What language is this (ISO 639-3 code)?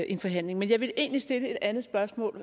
dan